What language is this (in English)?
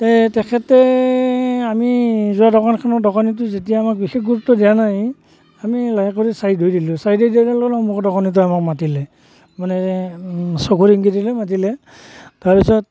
Assamese